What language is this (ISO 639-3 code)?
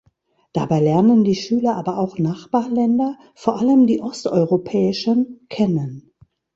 deu